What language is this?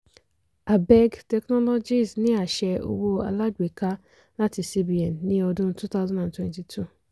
Yoruba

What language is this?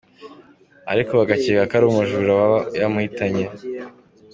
Kinyarwanda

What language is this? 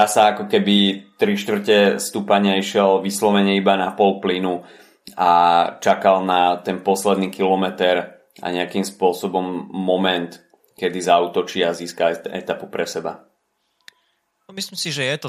Slovak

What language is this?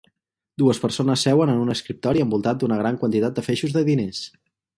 Catalan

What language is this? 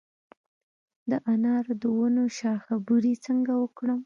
Pashto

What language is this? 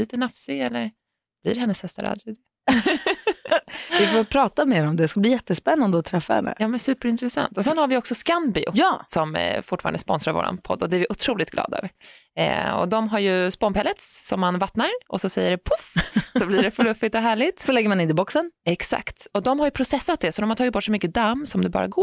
Swedish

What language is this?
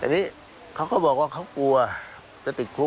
Thai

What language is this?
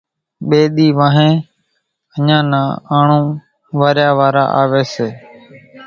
Kachi Koli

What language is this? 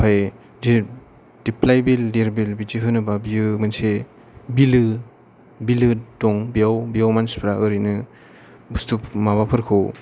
Bodo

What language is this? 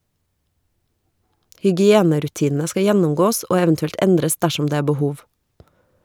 Norwegian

